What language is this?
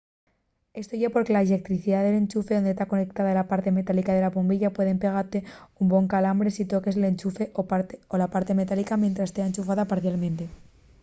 Asturian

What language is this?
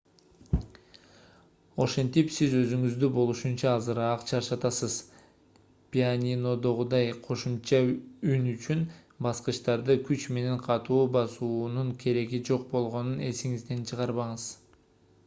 Kyrgyz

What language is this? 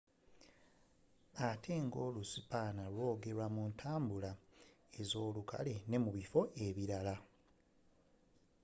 Ganda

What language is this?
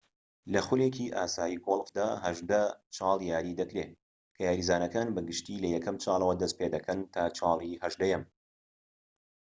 Central Kurdish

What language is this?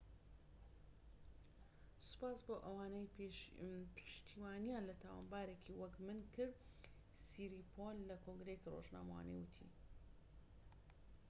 Central Kurdish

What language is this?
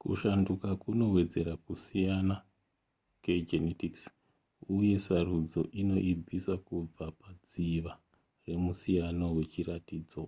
Shona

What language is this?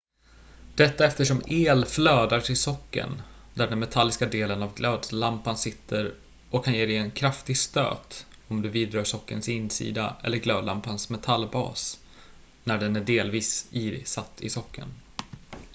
Swedish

